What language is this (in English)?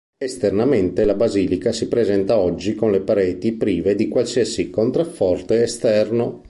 Italian